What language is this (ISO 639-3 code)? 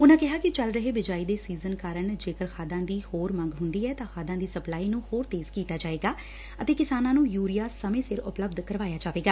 pan